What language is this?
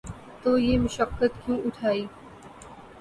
Urdu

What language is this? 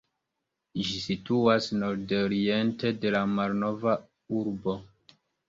Esperanto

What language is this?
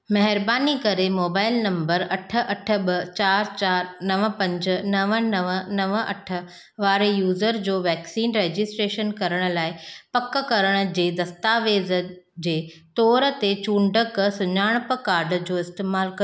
Sindhi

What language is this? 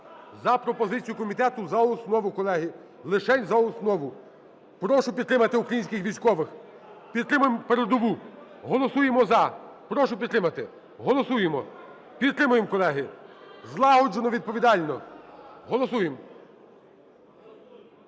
Ukrainian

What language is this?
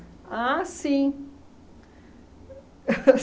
Portuguese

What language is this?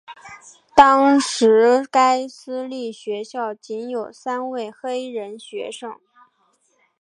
Chinese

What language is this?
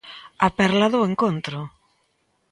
Galician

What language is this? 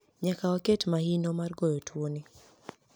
Luo (Kenya and Tanzania)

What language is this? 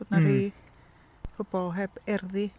Welsh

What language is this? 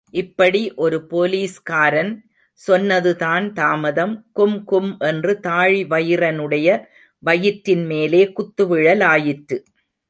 Tamil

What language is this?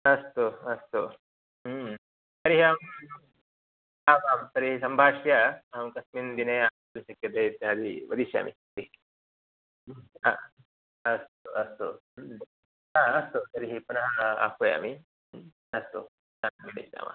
Sanskrit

